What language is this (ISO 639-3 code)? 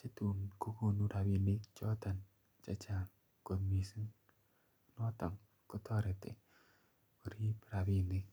kln